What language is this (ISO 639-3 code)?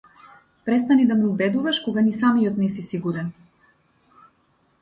mkd